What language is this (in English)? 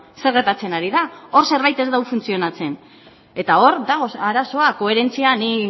Basque